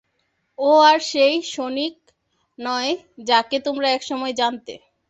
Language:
Bangla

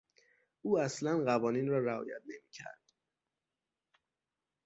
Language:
Persian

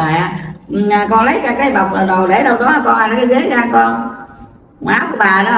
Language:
Vietnamese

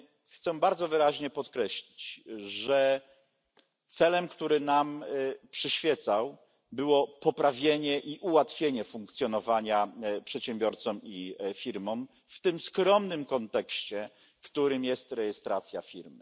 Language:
Polish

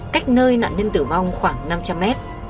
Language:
Vietnamese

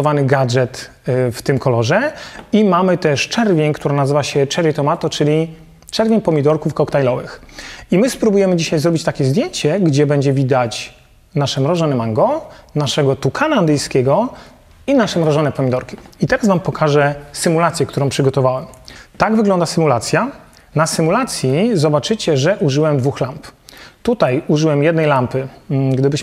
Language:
Polish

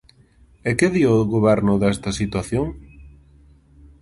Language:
Galician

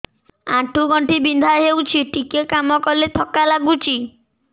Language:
Odia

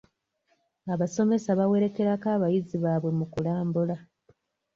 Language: Ganda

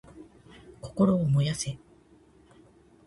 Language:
Japanese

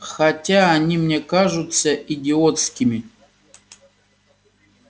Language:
Russian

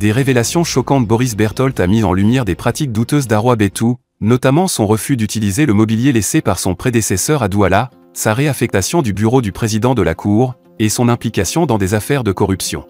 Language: French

